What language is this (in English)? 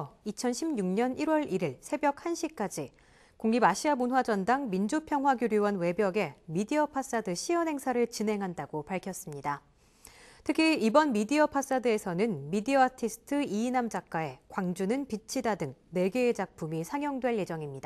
Korean